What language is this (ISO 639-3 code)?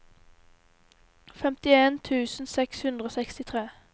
nor